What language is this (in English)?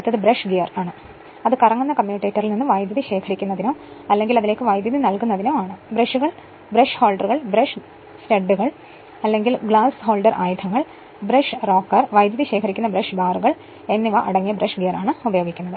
Malayalam